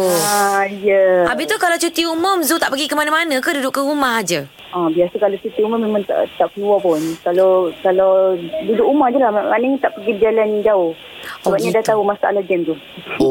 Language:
Malay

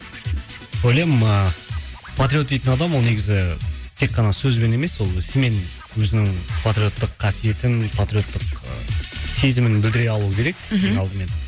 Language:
Kazakh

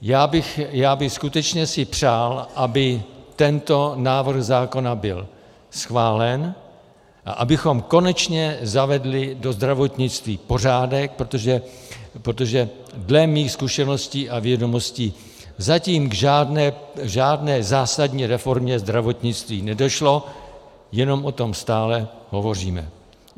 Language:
Czech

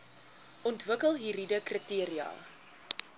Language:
Afrikaans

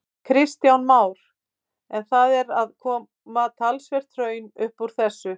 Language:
Icelandic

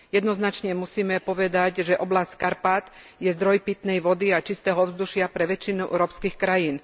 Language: Slovak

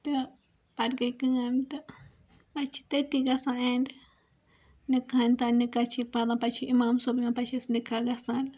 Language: Kashmiri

